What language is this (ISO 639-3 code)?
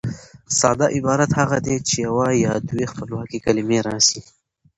pus